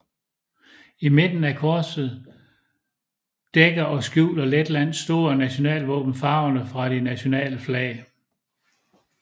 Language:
Danish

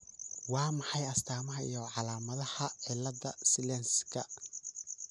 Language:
Somali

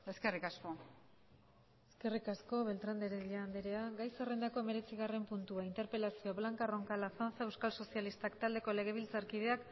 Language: Basque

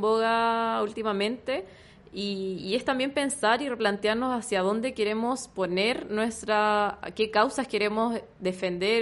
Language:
Spanish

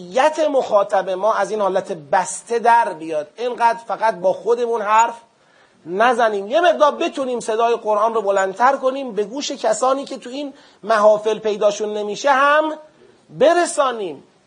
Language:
Persian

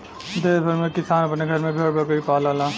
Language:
Bhojpuri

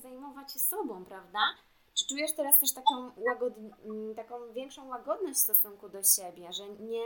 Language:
Polish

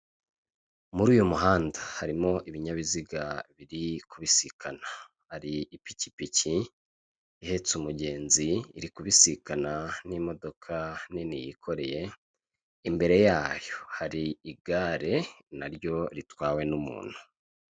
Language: Kinyarwanda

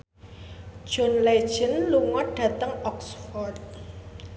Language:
Javanese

